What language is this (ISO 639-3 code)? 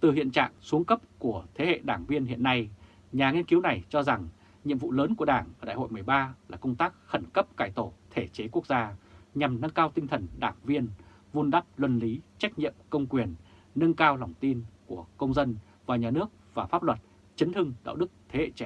vie